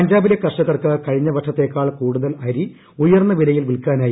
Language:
Malayalam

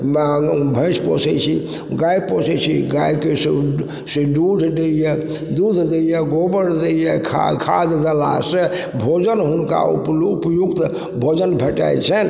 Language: Maithili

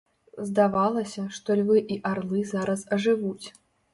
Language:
Belarusian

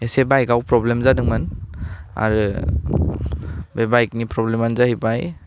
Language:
Bodo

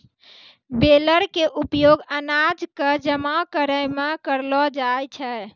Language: Maithili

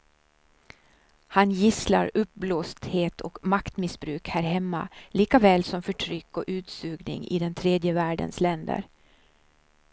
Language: Swedish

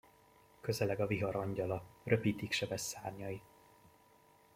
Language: Hungarian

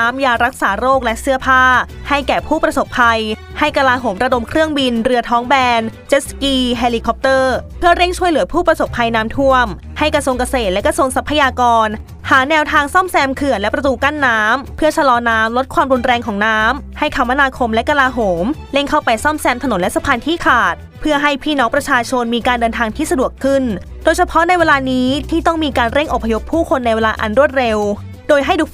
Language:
Thai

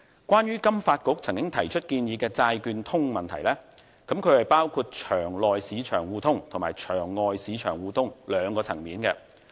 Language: Cantonese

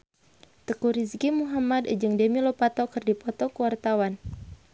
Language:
Sundanese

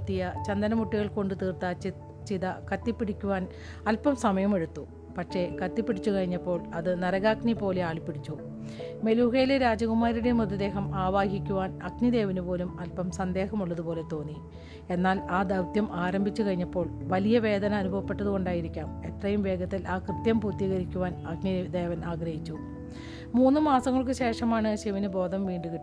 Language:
Malayalam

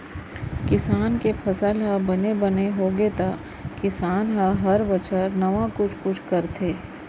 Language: Chhattisgarhi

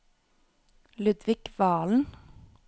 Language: Norwegian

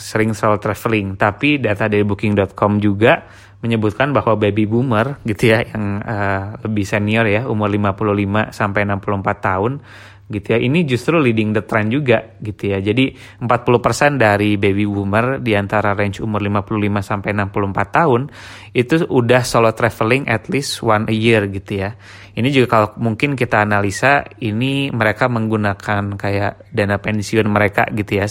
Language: Indonesian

